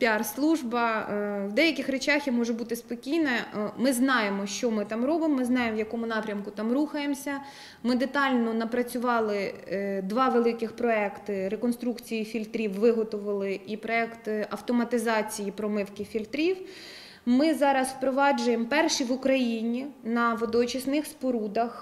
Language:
Ukrainian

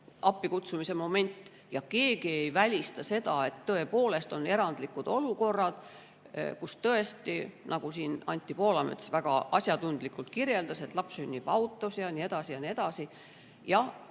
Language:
Estonian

